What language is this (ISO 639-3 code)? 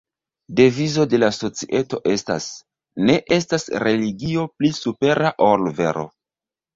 epo